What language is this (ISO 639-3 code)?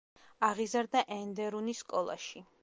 kat